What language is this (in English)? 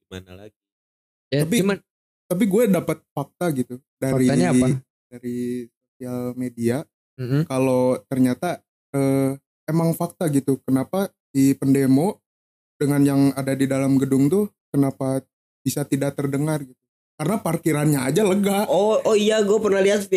Indonesian